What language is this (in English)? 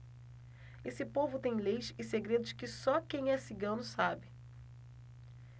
Portuguese